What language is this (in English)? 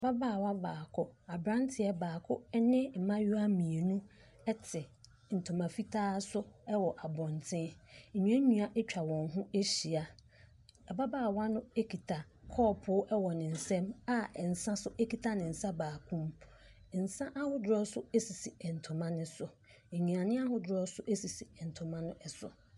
Akan